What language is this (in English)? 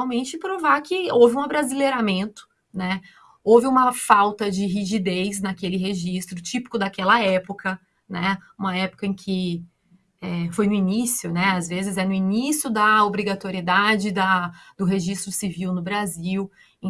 Portuguese